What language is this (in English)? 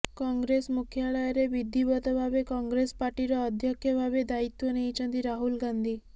Odia